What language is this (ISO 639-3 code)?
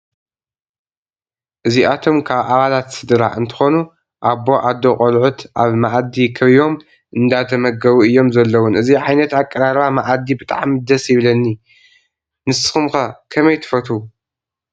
tir